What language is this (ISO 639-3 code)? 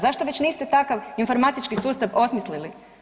hrv